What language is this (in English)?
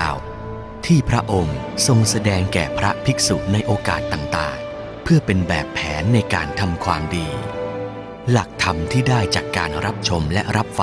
Thai